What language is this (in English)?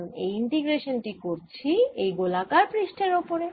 Bangla